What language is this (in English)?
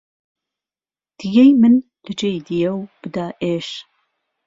Central Kurdish